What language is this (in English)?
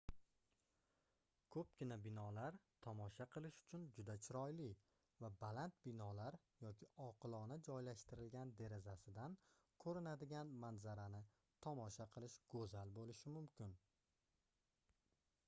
Uzbek